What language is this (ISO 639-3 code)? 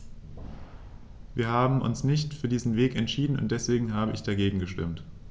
deu